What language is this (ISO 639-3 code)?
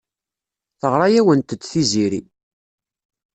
kab